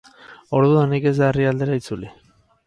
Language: Basque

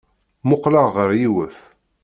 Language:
Kabyle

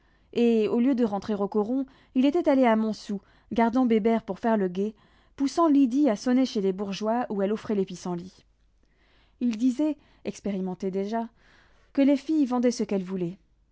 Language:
French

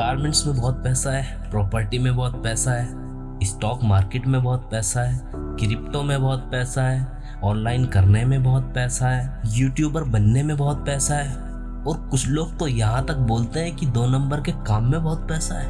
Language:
Hindi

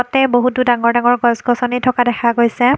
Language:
Assamese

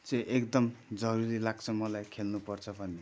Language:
Nepali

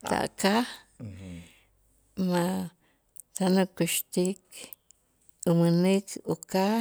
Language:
Itzá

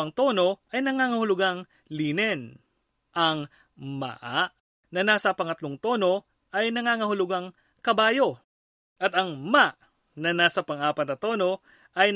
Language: Filipino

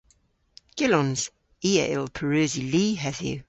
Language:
Cornish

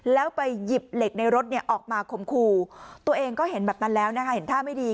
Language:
Thai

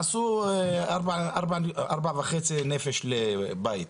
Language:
Hebrew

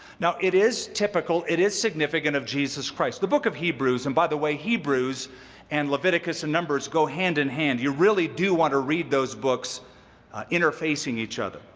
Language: English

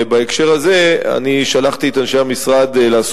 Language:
Hebrew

